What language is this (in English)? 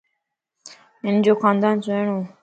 Lasi